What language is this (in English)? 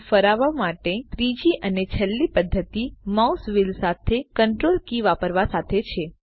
Gujarati